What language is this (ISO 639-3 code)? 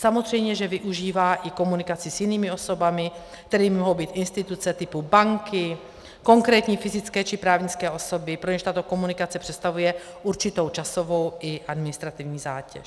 ces